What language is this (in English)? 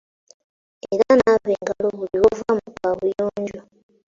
Ganda